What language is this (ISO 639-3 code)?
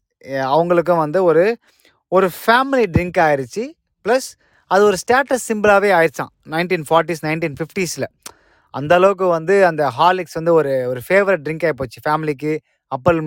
tam